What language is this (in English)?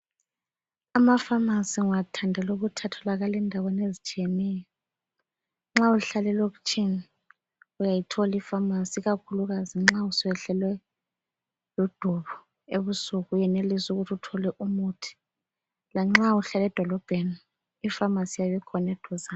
North Ndebele